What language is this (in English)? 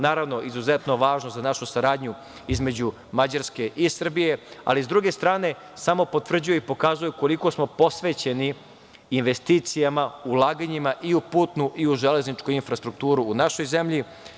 Serbian